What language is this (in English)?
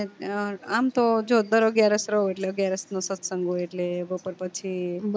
Gujarati